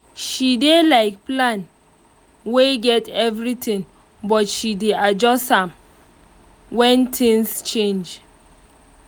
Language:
Nigerian Pidgin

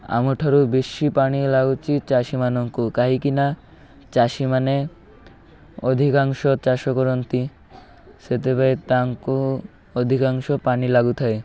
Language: Odia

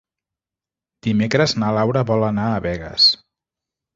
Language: Catalan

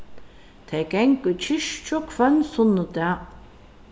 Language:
Faroese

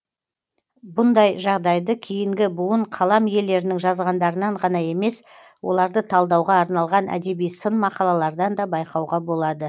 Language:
Kazakh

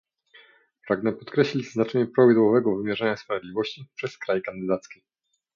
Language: Polish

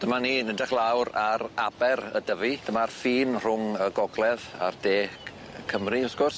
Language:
Welsh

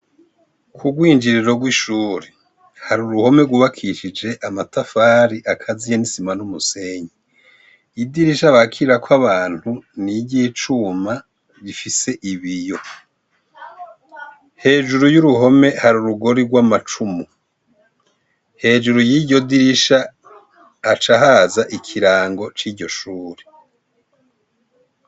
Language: Rundi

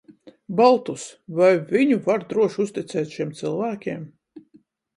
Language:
Latvian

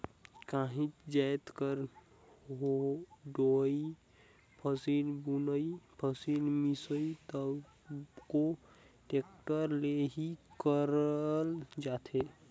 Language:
Chhattisgarhi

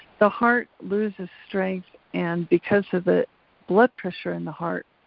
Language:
English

